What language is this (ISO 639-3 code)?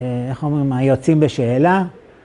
heb